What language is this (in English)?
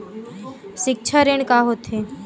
Chhattisgarhi